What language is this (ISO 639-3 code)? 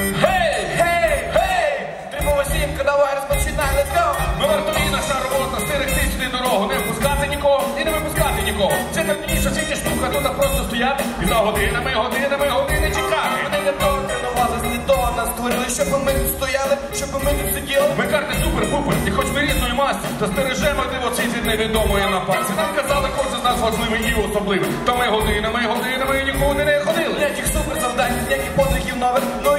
ukr